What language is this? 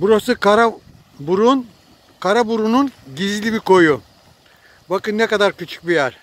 Turkish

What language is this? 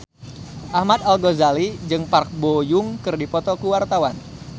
Sundanese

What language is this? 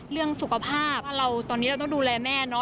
Thai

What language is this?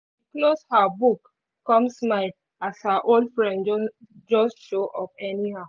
Nigerian Pidgin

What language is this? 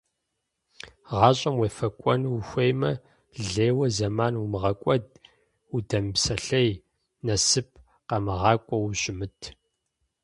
Kabardian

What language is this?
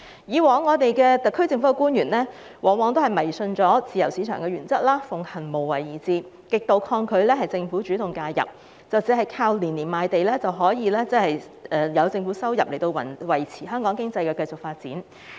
Cantonese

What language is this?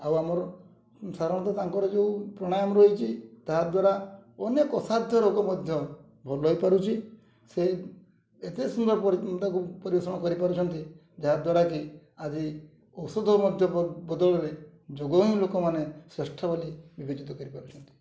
Odia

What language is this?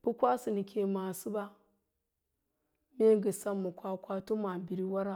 Lala-Roba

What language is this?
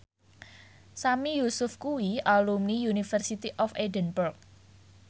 Javanese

